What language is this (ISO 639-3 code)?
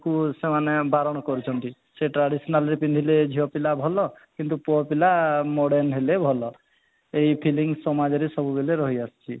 ori